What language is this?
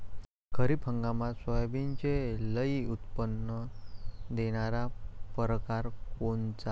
Marathi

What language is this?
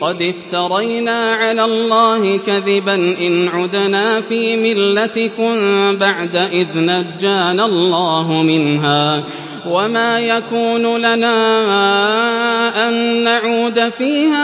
Arabic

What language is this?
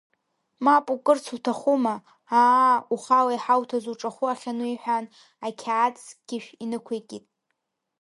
Abkhazian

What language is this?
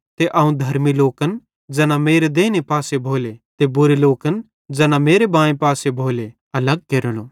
Bhadrawahi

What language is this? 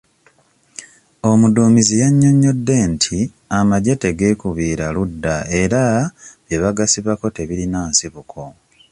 Ganda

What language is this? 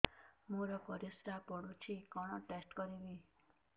Odia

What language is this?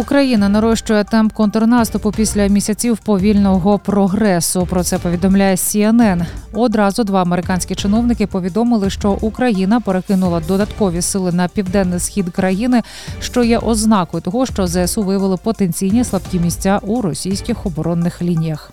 Ukrainian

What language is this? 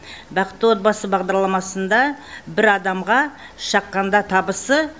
Kazakh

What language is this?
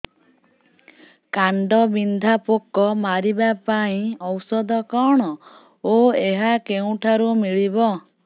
Odia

